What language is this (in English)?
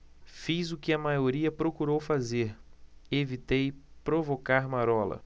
Portuguese